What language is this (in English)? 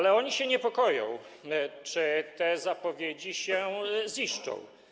Polish